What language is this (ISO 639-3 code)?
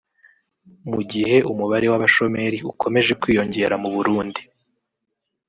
kin